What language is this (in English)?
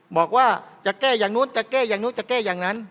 Thai